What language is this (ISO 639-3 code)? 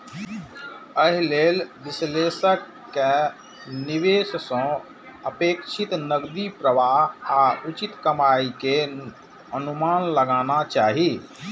mai